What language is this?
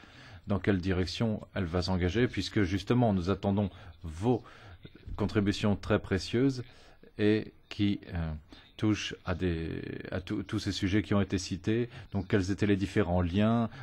French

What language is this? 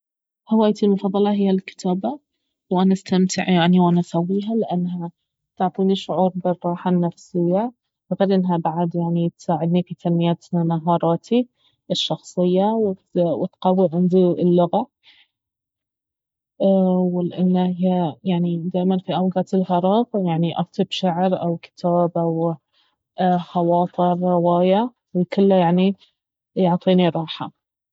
Baharna Arabic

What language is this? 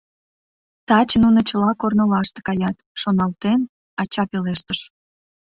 Mari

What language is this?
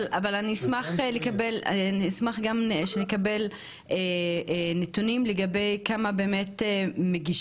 Hebrew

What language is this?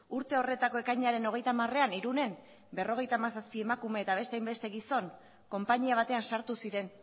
Basque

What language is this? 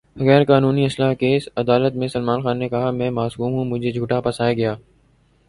Urdu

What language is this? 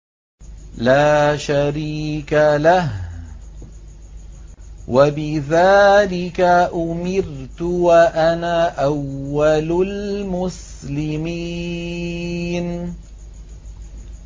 Arabic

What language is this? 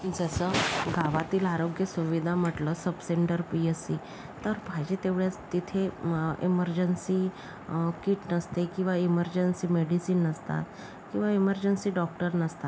Marathi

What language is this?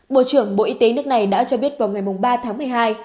Vietnamese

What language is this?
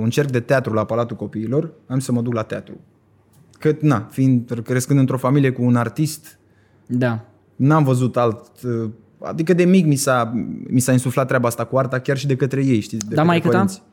Romanian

